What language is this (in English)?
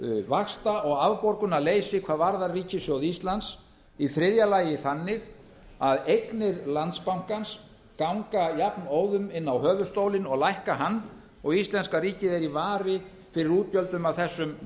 Icelandic